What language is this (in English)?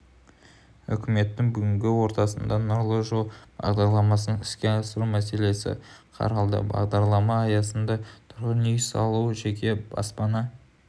Kazakh